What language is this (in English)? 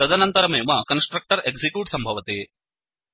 Sanskrit